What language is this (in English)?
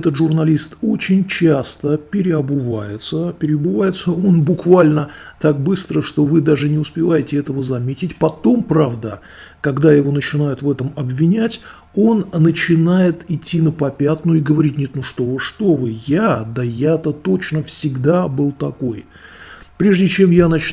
Russian